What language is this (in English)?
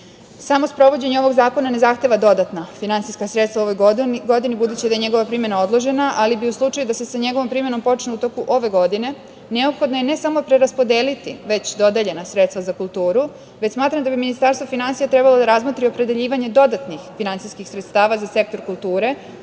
Serbian